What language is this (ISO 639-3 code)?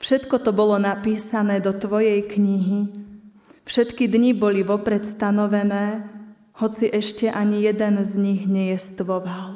slk